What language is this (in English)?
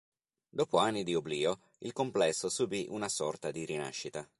Italian